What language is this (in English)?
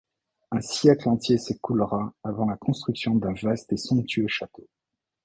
French